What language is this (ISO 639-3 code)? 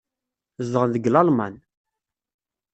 kab